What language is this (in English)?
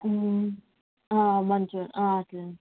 Telugu